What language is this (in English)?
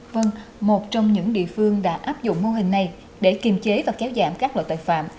Vietnamese